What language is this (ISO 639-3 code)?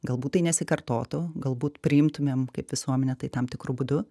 lit